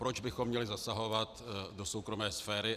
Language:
Czech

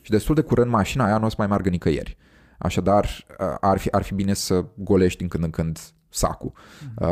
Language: Romanian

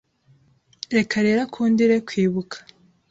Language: Kinyarwanda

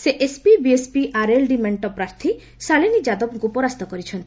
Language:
Odia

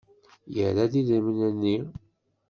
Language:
Kabyle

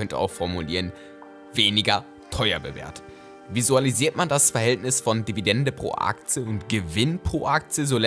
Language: German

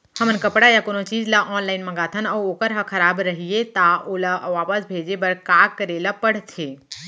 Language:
Chhattisgarhi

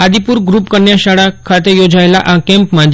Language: Gujarati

